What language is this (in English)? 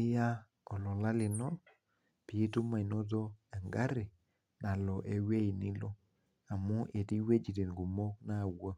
Masai